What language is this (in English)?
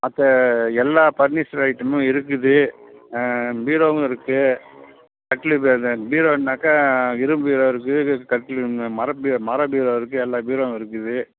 Tamil